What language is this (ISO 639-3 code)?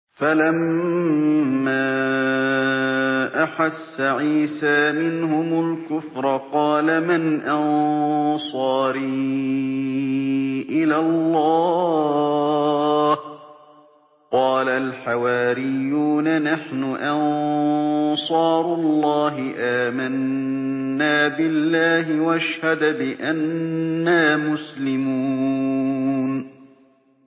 ara